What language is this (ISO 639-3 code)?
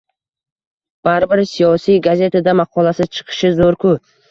uzb